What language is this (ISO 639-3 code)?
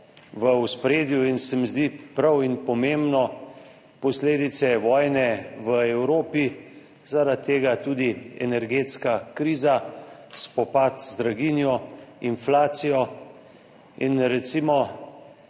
slv